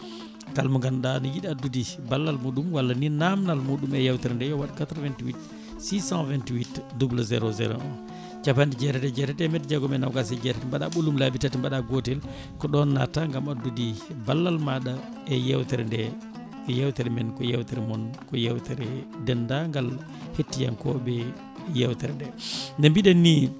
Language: Fula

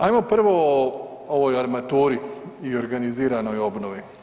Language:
Croatian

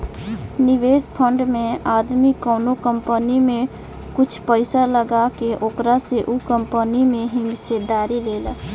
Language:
Bhojpuri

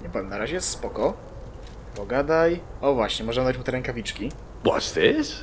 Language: Polish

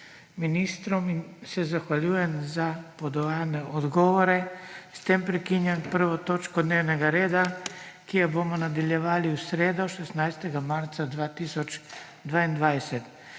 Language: Slovenian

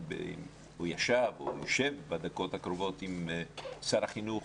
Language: Hebrew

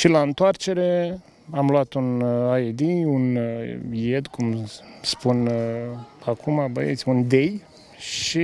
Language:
Romanian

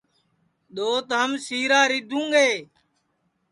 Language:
Sansi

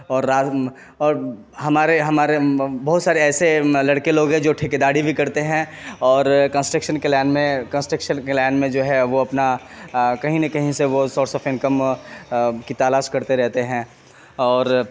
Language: Urdu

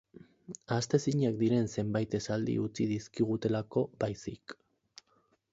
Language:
Basque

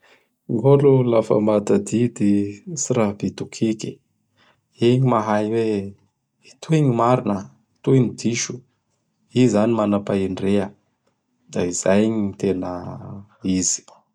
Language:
Bara Malagasy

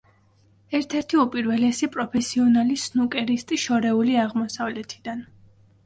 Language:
Georgian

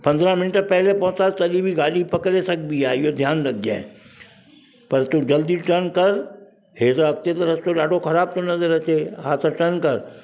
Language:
Sindhi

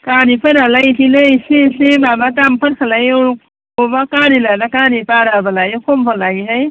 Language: Bodo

